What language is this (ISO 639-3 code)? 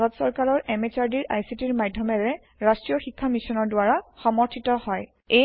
asm